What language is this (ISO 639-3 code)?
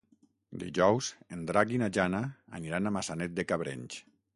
cat